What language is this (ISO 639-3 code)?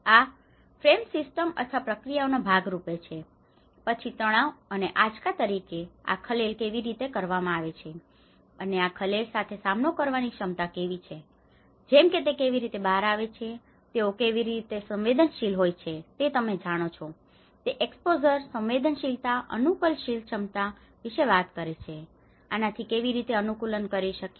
guj